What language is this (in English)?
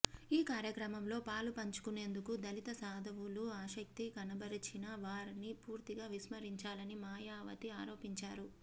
Telugu